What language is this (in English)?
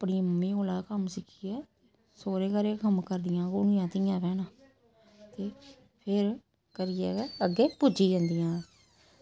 Dogri